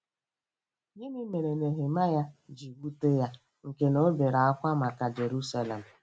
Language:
Igbo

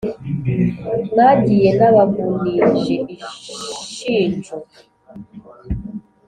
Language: Kinyarwanda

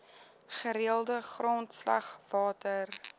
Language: Afrikaans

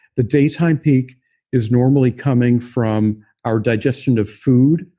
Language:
English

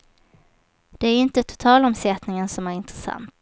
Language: Swedish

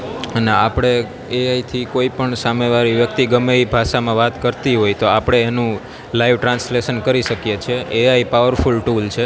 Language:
Gujarati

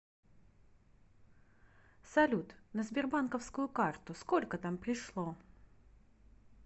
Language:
Russian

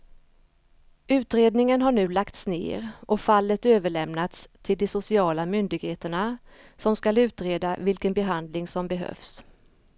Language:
Swedish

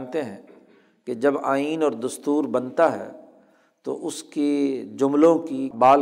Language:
Urdu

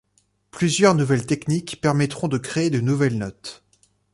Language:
French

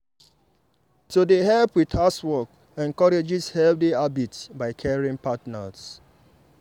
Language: Nigerian Pidgin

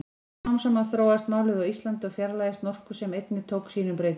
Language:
Icelandic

